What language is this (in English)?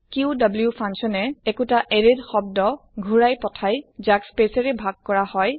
Assamese